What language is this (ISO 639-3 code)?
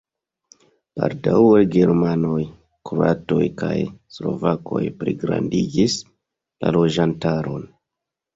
epo